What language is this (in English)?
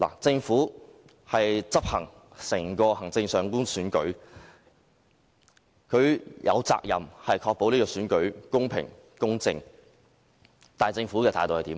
Cantonese